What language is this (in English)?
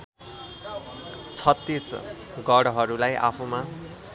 Nepali